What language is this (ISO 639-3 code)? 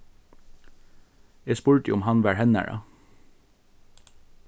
fao